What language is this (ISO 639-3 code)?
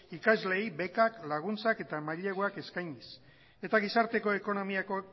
eus